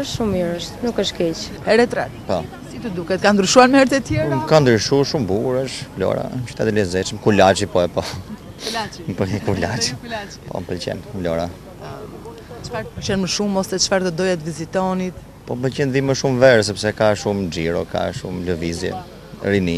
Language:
Romanian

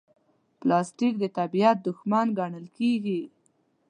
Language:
Pashto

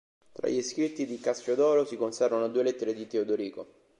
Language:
Italian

